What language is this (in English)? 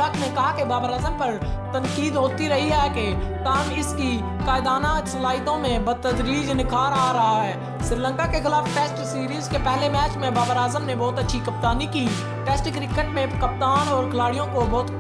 Hindi